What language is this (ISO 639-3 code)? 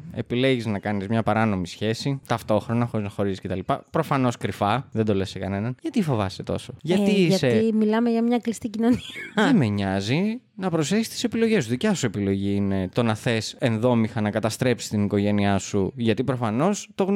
ell